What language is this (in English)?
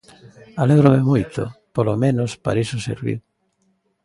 Galician